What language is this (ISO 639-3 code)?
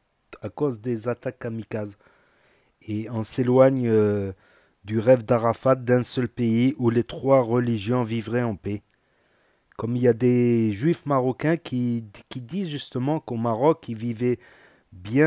fra